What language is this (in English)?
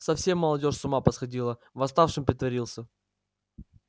Russian